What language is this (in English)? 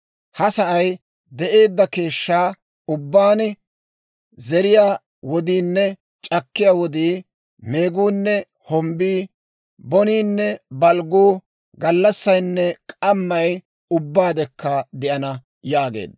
Dawro